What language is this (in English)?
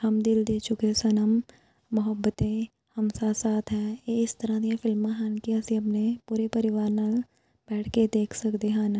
Punjabi